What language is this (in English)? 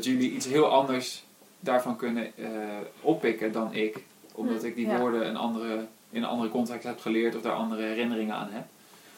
Dutch